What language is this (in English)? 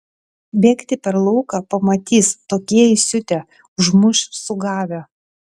Lithuanian